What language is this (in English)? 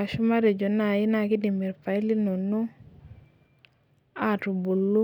Masai